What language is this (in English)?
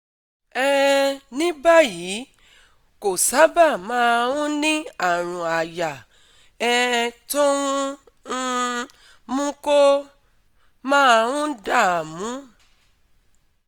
Yoruba